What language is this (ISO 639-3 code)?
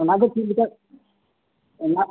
sat